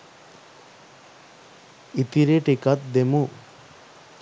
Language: Sinhala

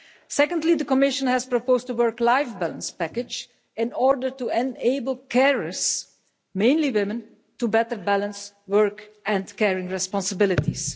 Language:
English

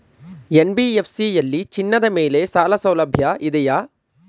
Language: Kannada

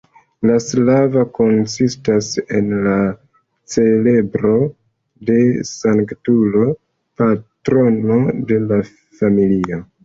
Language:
Esperanto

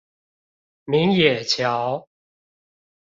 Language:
Chinese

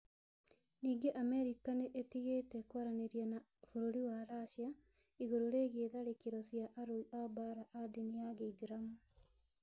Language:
Kikuyu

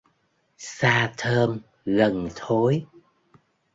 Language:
Vietnamese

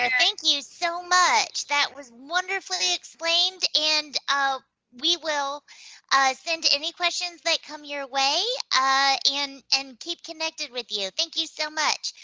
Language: English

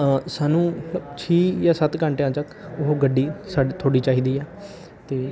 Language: Punjabi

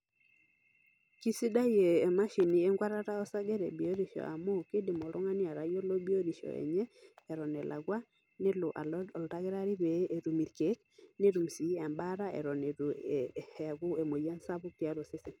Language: Masai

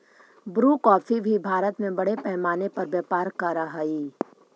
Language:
Magahi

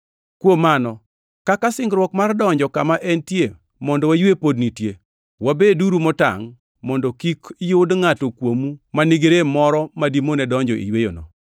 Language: Luo (Kenya and Tanzania)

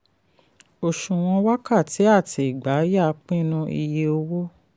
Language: Yoruba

